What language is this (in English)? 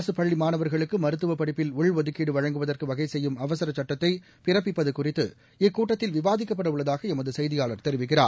Tamil